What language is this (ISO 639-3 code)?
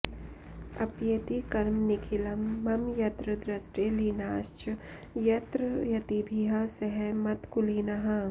san